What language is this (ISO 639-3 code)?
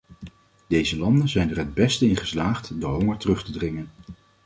nld